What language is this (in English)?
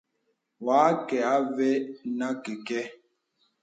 Bebele